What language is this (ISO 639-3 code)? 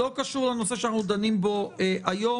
heb